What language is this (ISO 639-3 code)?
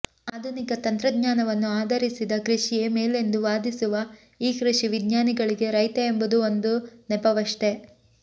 kan